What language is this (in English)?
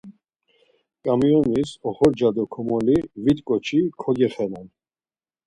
Laz